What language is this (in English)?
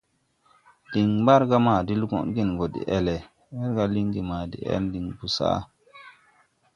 Tupuri